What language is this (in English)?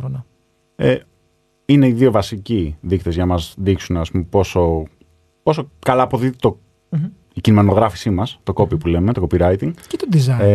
Greek